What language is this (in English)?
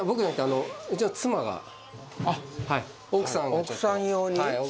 Japanese